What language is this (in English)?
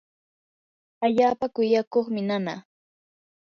Yanahuanca Pasco Quechua